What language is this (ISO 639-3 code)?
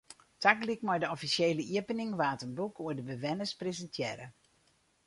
fry